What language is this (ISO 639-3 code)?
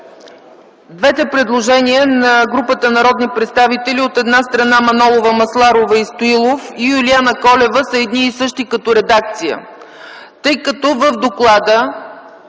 bul